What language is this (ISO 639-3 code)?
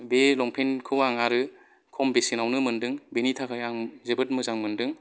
brx